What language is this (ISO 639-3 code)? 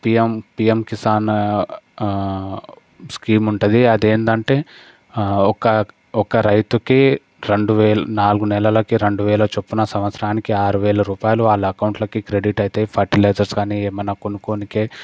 tel